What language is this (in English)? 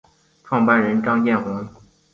Chinese